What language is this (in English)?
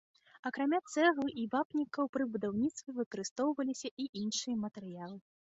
Belarusian